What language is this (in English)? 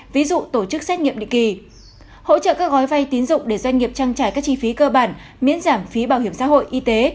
Vietnamese